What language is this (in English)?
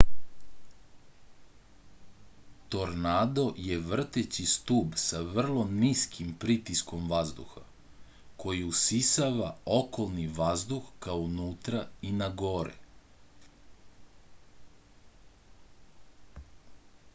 Serbian